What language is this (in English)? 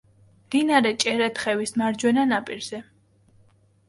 Georgian